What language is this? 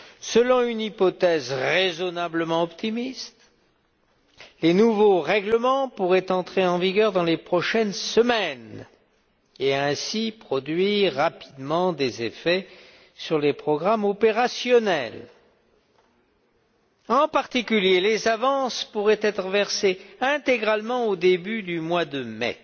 French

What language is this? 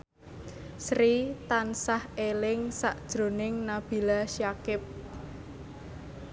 Javanese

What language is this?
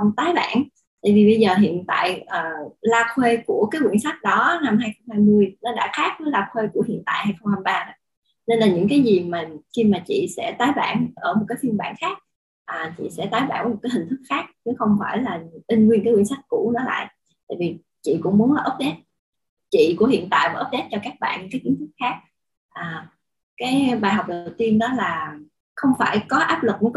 Vietnamese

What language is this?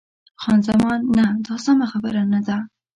Pashto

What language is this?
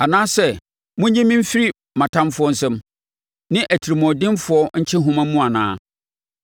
Akan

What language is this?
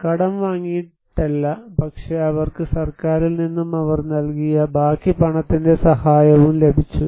Malayalam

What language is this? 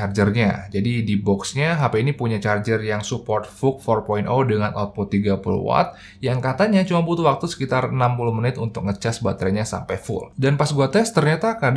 Indonesian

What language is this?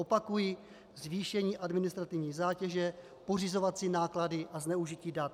Czech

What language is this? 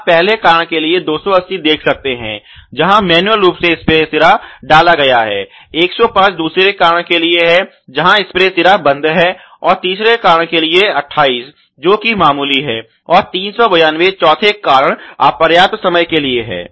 Hindi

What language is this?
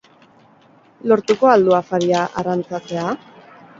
Basque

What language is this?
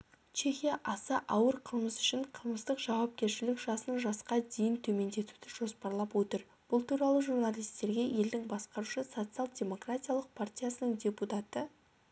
Kazakh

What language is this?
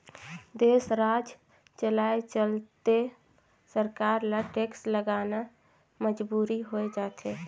Chhattisgarhi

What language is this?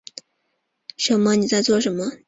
Chinese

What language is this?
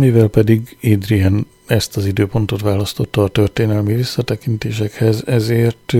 Hungarian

